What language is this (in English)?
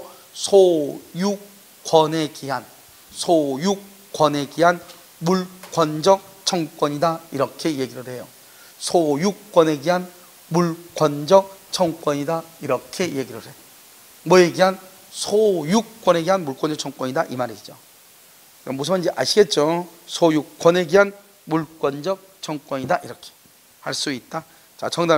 Korean